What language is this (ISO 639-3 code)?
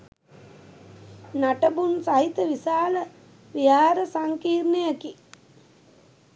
sin